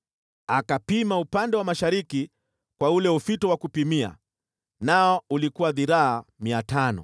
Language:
Swahili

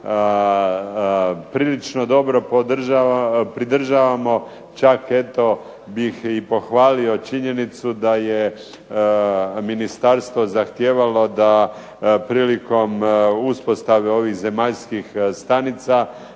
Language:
Croatian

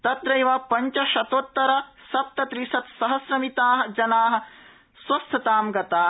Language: Sanskrit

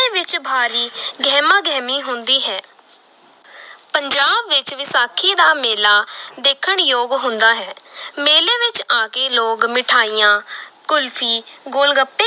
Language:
Punjabi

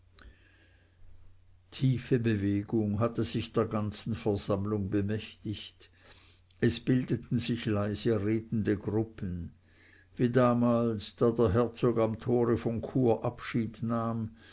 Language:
German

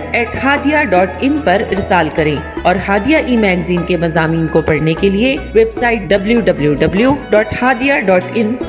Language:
Urdu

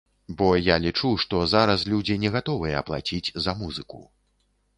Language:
Belarusian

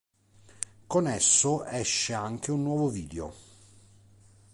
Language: Italian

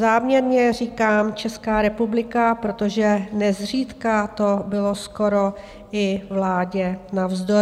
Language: Czech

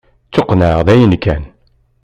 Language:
Kabyle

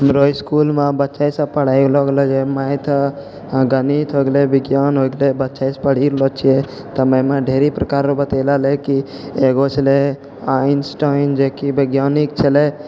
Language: Maithili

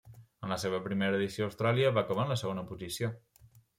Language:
Catalan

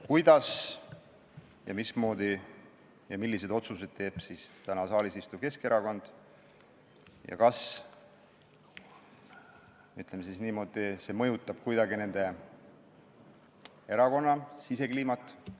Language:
Estonian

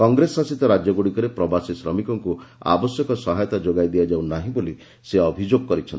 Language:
Odia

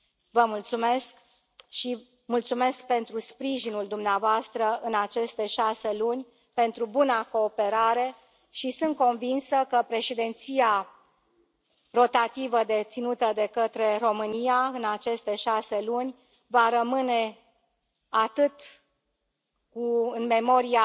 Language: Romanian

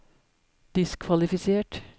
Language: Norwegian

